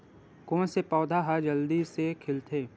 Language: Chhattisgarhi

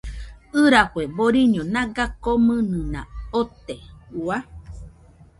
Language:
Nüpode Huitoto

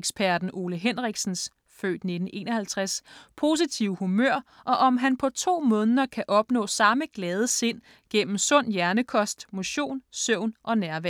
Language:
Danish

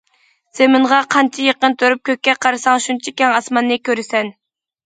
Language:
Uyghur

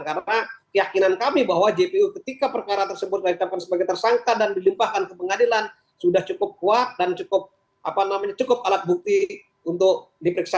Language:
Indonesian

